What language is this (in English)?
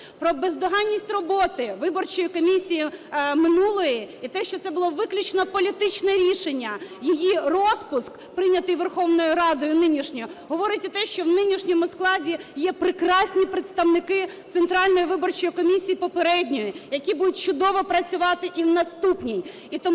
Ukrainian